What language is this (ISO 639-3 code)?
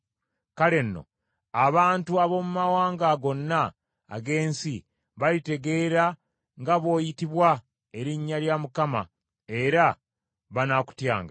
lug